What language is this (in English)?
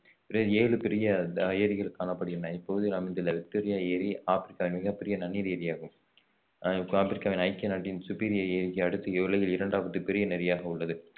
Tamil